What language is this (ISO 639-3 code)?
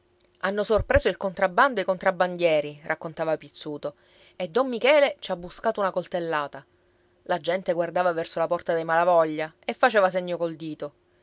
ita